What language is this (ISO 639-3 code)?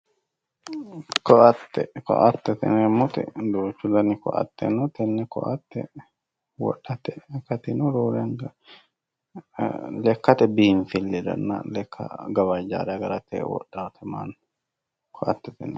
sid